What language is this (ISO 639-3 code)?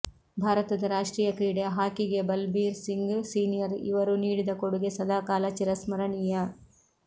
kan